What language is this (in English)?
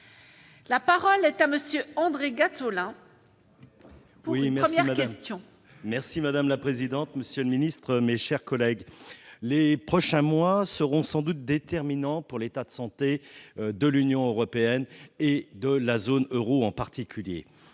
French